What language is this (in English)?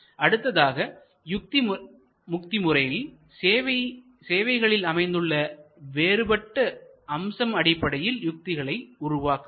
Tamil